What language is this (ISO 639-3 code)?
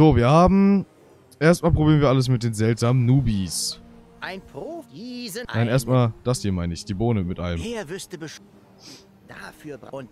deu